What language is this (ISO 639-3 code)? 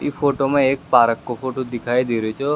raj